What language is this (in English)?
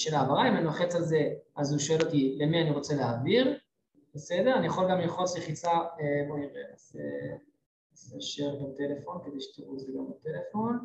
Hebrew